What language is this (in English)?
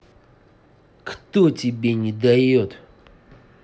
Russian